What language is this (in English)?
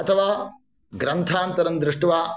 Sanskrit